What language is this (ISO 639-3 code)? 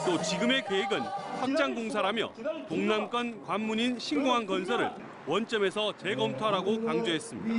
kor